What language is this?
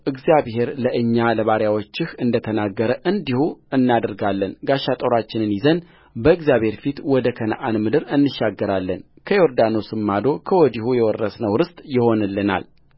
Amharic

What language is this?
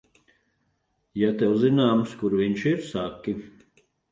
Latvian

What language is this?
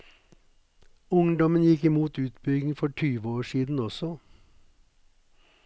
Norwegian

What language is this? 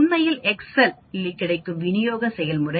Tamil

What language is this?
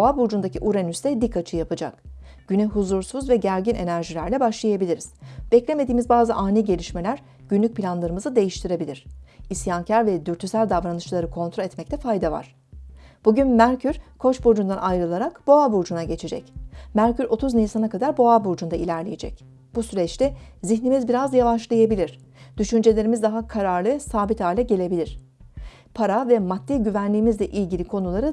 Turkish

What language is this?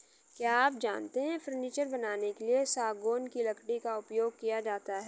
Hindi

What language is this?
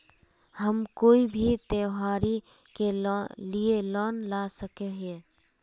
Magahi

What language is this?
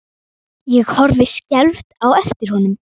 Icelandic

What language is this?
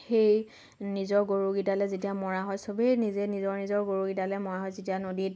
Assamese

